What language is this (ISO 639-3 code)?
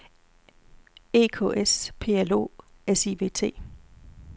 dan